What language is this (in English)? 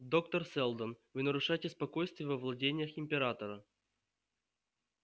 Russian